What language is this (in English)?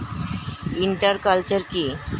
Bangla